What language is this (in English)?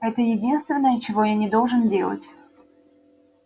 Russian